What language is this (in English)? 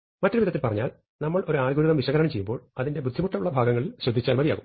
Malayalam